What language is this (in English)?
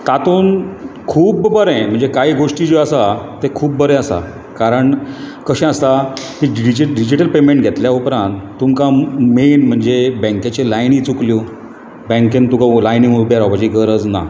Konkani